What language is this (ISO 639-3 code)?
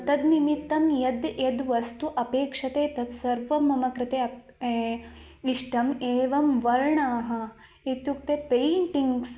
san